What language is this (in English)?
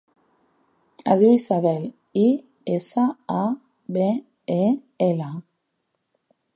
Catalan